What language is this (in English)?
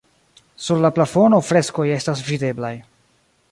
Esperanto